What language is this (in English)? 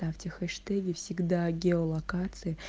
Russian